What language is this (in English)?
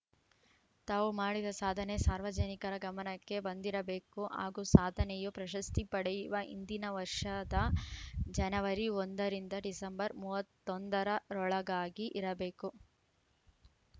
Kannada